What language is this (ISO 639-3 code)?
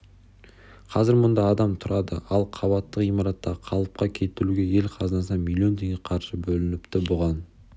kaz